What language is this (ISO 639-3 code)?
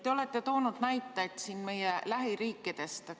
est